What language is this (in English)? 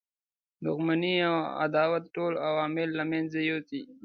Pashto